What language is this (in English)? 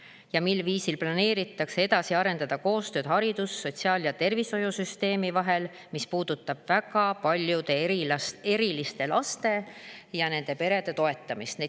Estonian